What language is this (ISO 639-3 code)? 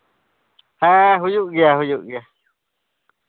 sat